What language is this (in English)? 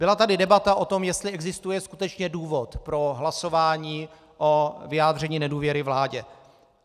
Czech